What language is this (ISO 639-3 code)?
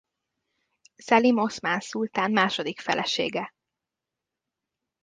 hun